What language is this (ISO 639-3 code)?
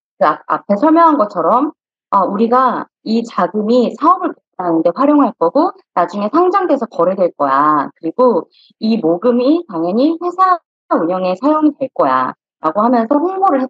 kor